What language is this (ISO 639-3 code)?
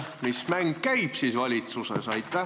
est